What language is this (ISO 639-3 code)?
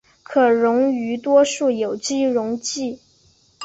zho